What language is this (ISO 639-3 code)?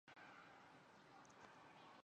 zho